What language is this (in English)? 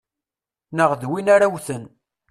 Kabyle